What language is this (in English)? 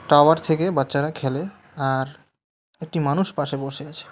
Bangla